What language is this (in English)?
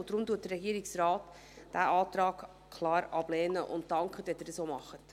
Swiss German